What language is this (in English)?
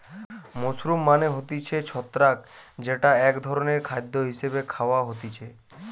Bangla